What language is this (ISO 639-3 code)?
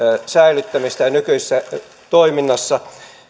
fin